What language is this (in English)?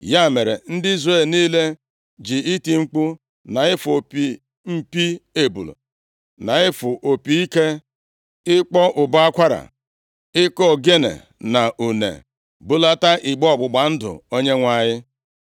Igbo